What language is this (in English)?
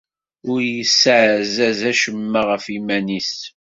Kabyle